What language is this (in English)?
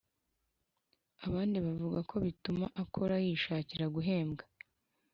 Kinyarwanda